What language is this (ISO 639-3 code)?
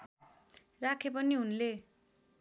nep